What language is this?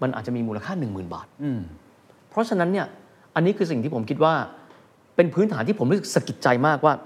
Thai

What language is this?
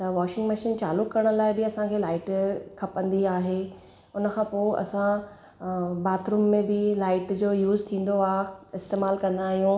Sindhi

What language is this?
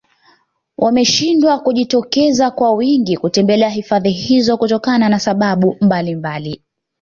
Swahili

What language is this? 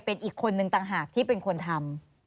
Thai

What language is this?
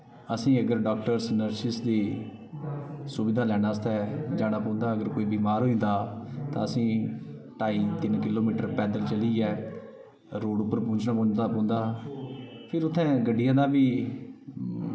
Dogri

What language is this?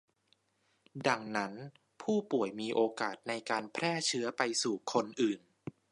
Thai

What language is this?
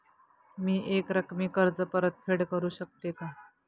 Marathi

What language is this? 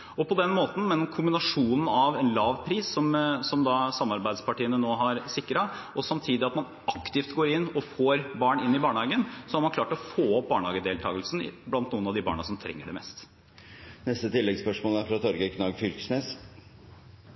Norwegian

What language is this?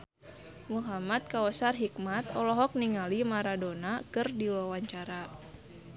Sundanese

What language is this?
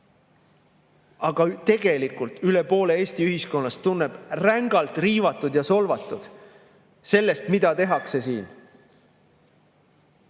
Estonian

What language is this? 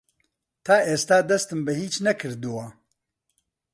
Central Kurdish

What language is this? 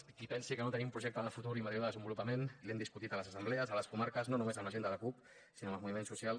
Catalan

